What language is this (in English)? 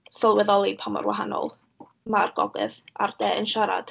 Welsh